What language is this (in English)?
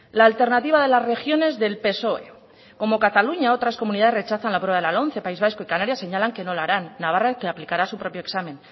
Spanish